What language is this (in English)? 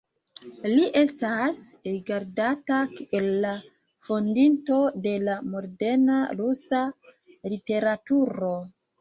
Esperanto